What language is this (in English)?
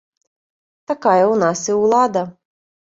Belarusian